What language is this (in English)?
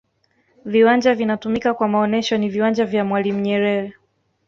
Swahili